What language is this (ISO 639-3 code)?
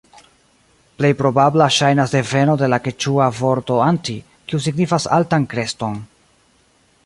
epo